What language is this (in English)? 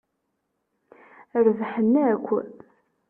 Kabyle